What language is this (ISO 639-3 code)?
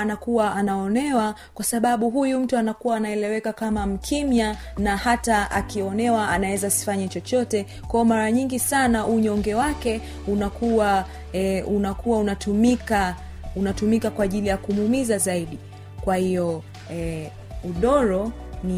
swa